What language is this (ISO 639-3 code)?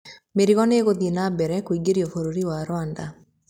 kik